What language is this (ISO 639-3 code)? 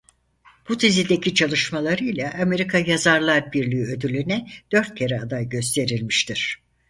tur